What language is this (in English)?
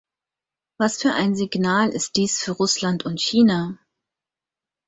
German